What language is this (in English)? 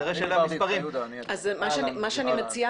Hebrew